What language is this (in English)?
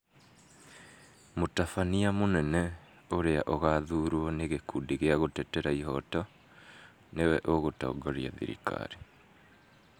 Kikuyu